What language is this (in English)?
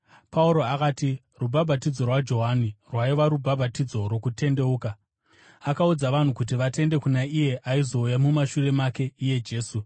Shona